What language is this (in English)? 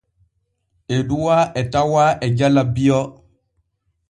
Borgu Fulfulde